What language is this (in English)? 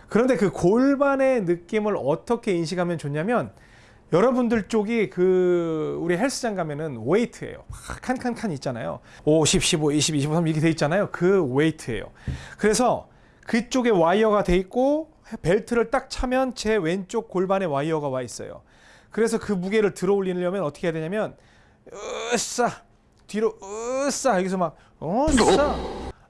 Korean